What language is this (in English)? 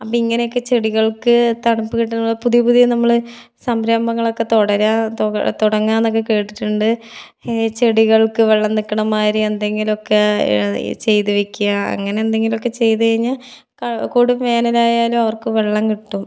Malayalam